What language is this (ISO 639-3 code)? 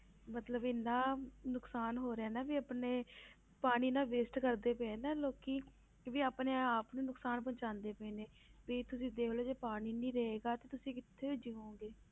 pan